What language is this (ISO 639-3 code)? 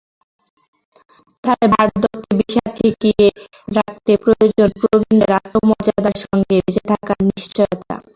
ben